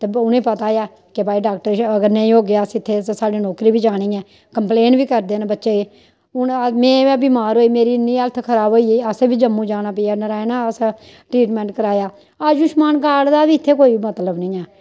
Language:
Dogri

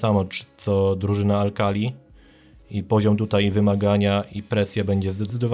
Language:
Polish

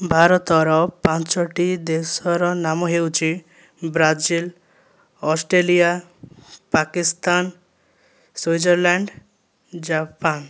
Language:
Odia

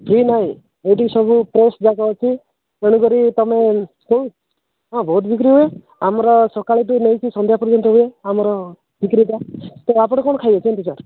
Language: Odia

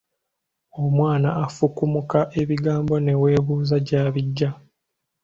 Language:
Ganda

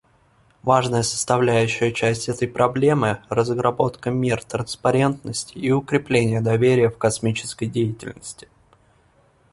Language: Russian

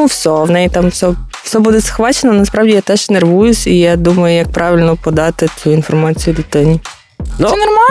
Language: Ukrainian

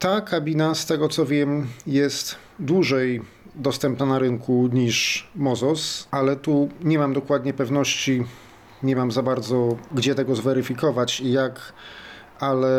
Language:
Polish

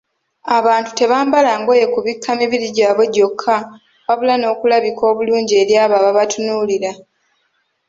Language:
Ganda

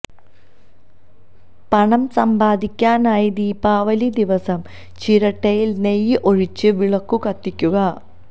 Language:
Malayalam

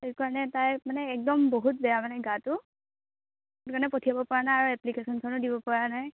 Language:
Assamese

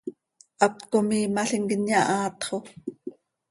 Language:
Seri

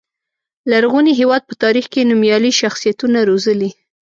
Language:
Pashto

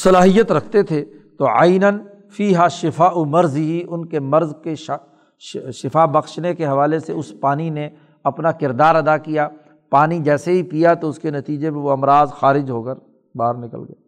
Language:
Urdu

